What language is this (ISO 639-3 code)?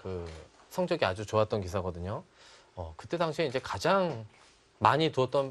kor